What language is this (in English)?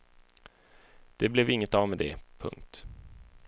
Swedish